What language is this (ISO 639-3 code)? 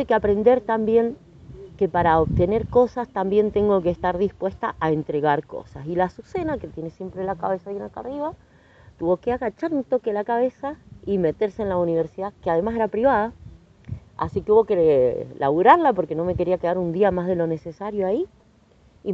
spa